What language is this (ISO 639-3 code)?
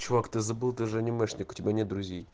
rus